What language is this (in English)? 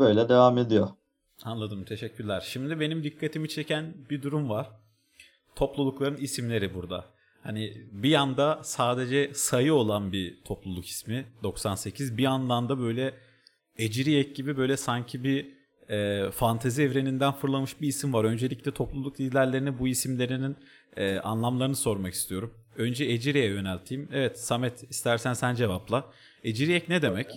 Turkish